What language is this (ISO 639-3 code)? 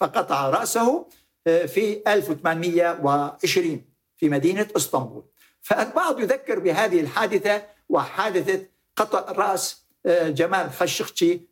ara